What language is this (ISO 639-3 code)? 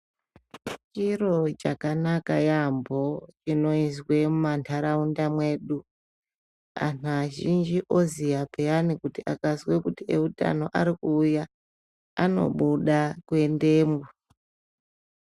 ndc